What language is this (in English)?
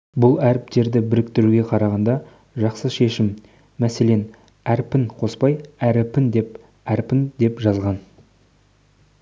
Kazakh